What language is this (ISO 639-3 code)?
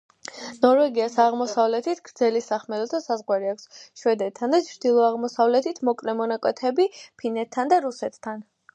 kat